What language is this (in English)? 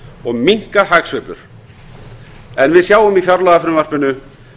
Icelandic